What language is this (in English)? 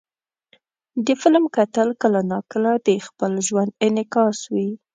Pashto